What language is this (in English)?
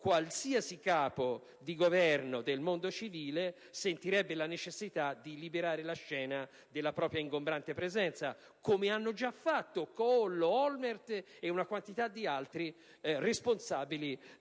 Italian